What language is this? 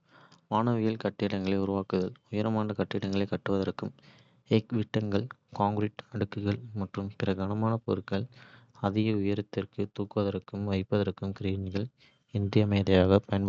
Kota (India)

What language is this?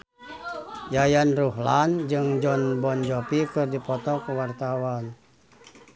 Sundanese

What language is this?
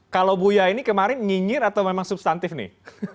Indonesian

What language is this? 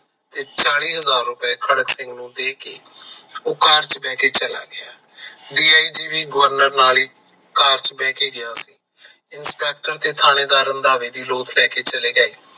Punjabi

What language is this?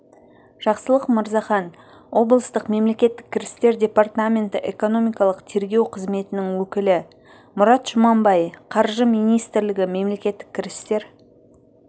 Kazakh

